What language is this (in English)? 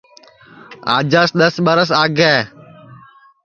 Sansi